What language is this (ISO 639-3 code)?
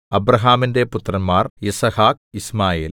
mal